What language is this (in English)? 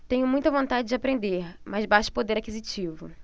Portuguese